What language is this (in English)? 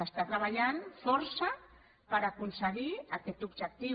Catalan